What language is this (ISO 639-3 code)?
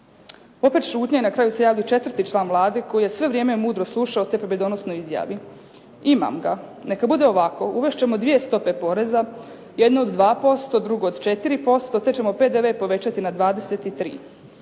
hrv